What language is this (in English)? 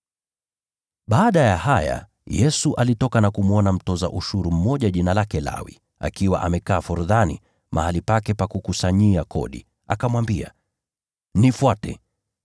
Swahili